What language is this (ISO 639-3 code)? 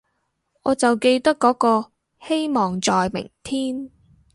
yue